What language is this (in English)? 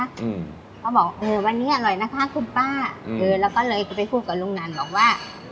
Thai